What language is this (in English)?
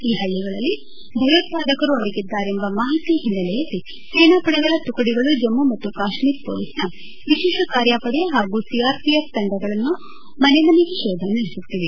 Kannada